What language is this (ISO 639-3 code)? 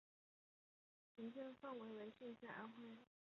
zho